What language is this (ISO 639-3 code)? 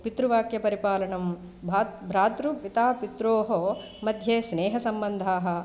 san